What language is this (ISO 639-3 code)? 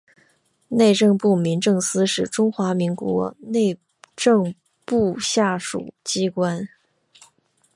zho